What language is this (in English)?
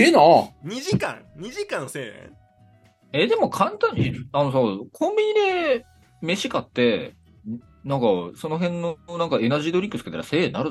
Japanese